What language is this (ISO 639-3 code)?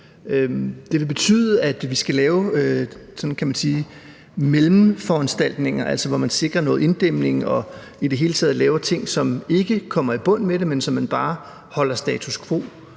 dan